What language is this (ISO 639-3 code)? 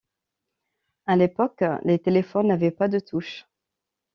fra